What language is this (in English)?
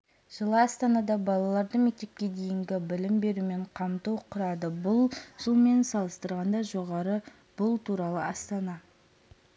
Kazakh